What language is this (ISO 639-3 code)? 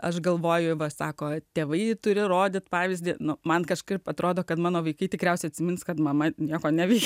lit